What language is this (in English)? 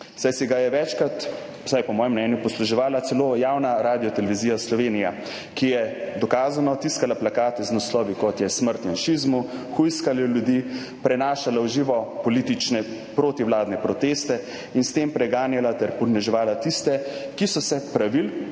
Slovenian